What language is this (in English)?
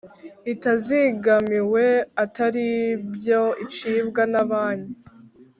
Kinyarwanda